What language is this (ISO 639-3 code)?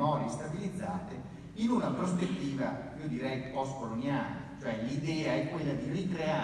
ita